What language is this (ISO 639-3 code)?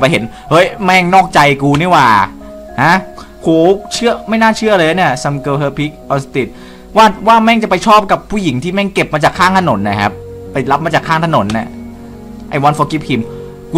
tha